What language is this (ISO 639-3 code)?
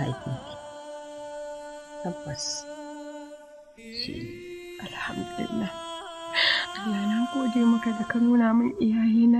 ara